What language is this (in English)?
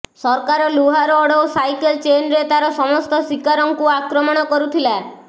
Odia